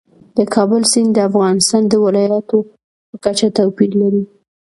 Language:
Pashto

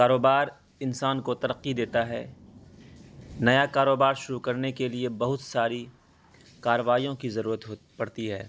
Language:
Urdu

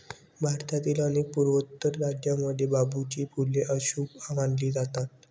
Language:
Marathi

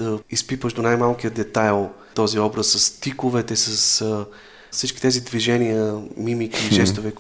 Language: Bulgarian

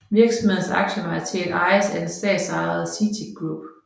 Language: Danish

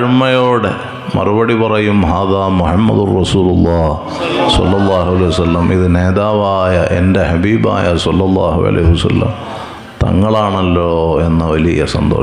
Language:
Arabic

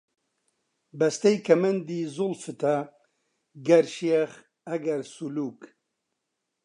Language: Central Kurdish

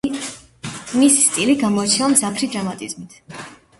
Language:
Georgian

